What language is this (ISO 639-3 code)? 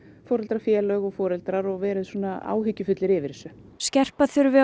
isl